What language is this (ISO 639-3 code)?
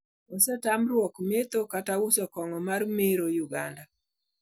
luo